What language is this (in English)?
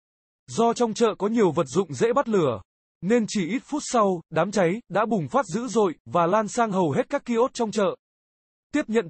Vietnamese